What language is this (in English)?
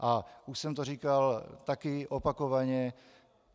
Czech